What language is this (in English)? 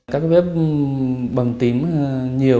Vietnamese